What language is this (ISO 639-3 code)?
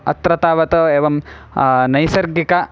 san